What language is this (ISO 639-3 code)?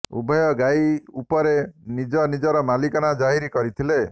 ori